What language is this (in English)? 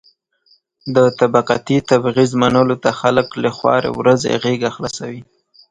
Pashto